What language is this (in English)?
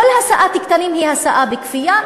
Hebrew